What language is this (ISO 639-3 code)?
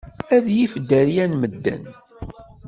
kab